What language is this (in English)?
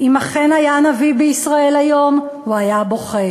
Hebrew